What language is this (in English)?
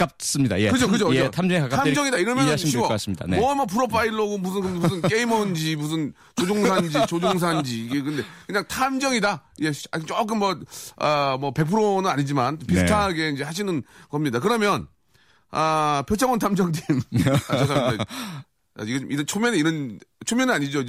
Korean